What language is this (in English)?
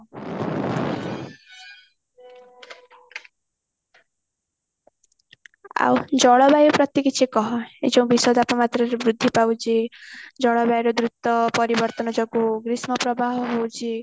Odia